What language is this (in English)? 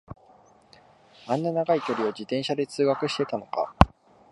Japanese